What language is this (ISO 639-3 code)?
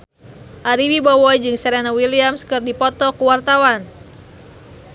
sun